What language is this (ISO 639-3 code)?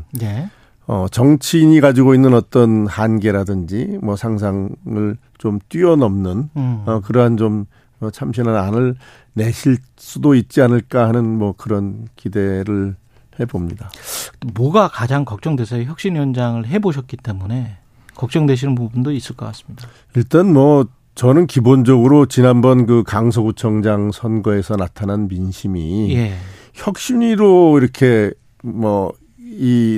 kor